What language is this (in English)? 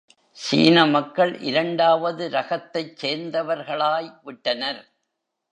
Tamil